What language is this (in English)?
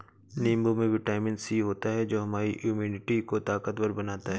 Hindi